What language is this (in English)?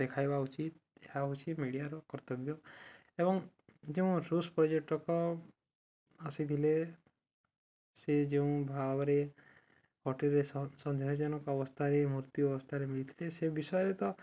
Odia